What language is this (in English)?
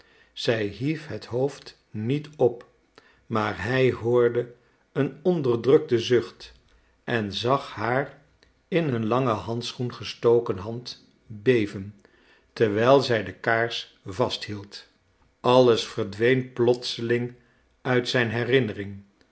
Dutch